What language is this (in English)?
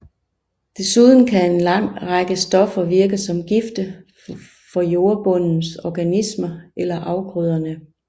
Danish